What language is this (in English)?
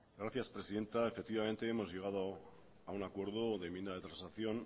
Spanish